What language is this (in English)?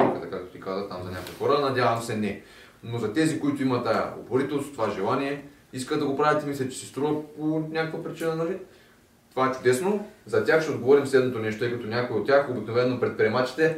Bulgarian